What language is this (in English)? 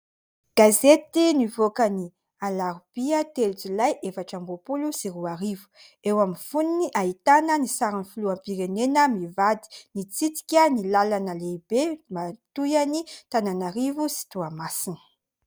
Malagasy